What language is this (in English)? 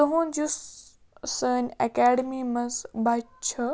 Kashmiri